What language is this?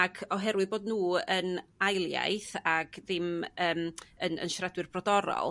Welsh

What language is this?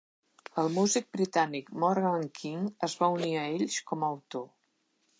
Catalan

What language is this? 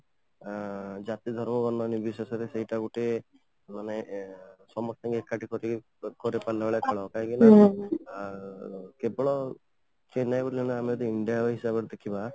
Odia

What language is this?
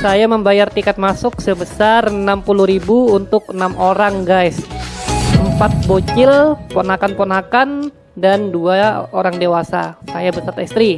Indonesian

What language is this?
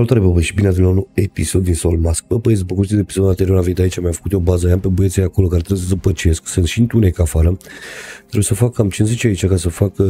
Romanian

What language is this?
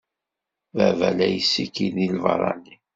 Kabyle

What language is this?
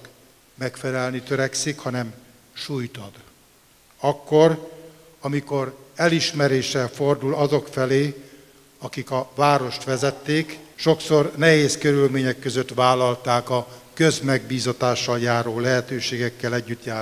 Hungarian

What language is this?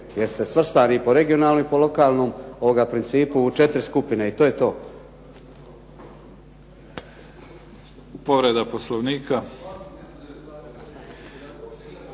Croatian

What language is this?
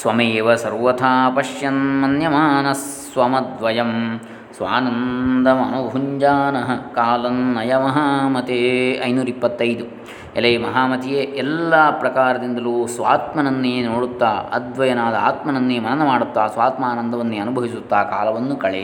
Kannada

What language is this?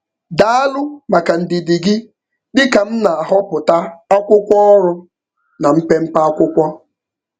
Igbo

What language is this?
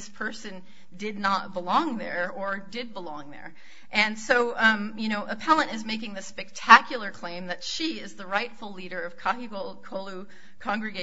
English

